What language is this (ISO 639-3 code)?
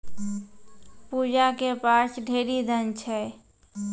mai